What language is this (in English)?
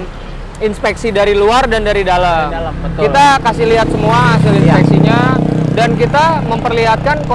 Indonesian